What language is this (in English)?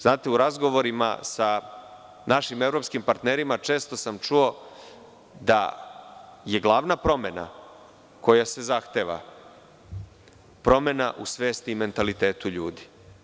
Serbian